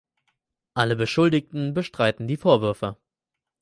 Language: German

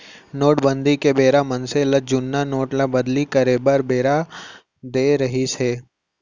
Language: Chhattisgarhi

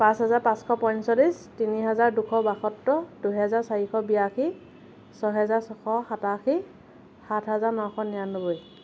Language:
Assamese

